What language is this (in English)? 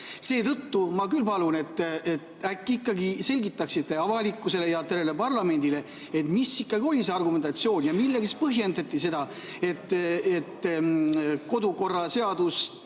Estonian